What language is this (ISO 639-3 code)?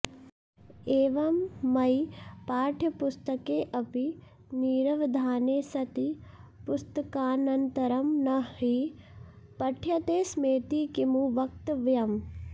san